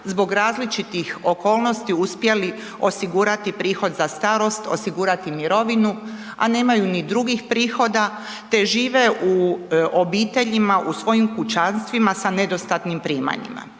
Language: Croatian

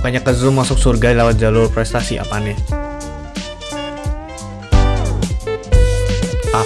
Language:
Indonesian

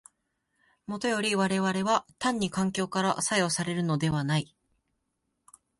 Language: Japanese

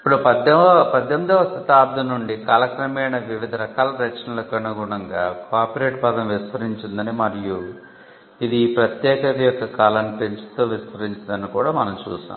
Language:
Telugu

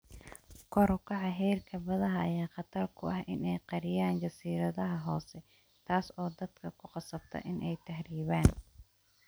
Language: Somali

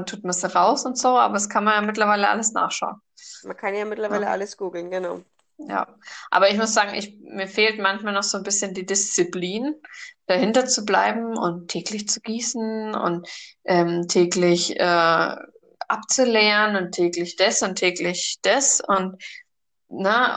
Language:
German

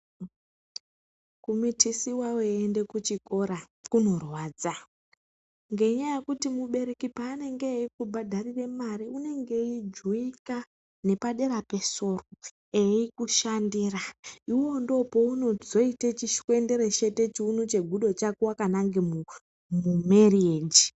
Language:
Ndau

